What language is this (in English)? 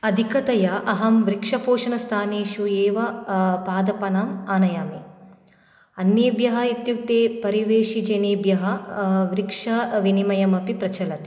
Sanskrit